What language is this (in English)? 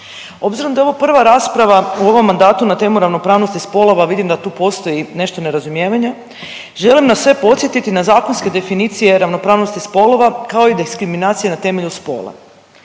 Croatian